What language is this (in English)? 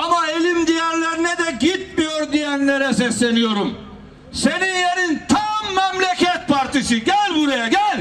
Turkish